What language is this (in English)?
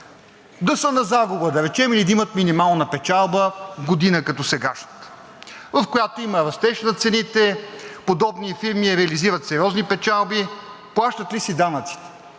Bulgarian